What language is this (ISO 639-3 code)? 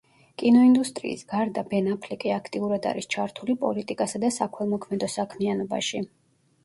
kat